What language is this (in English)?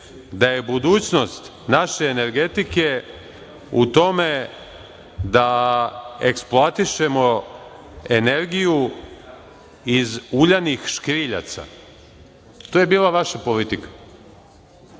Serbian